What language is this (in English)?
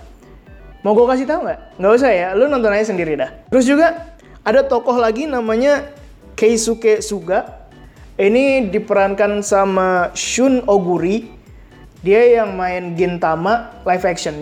Indonesian